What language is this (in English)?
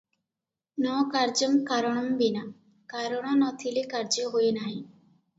Odia